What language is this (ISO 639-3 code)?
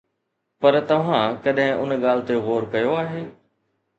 snd